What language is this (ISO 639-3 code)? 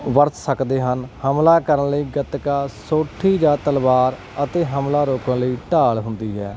pan